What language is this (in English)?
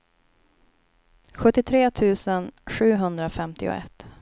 Swedish